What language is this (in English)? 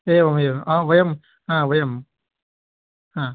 Sanskrit